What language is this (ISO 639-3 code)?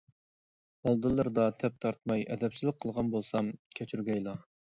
uig